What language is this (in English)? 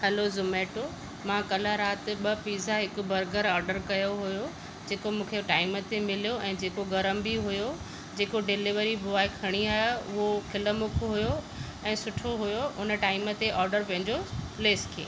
Sindhi